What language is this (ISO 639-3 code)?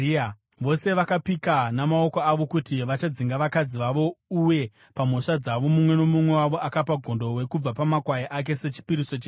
sna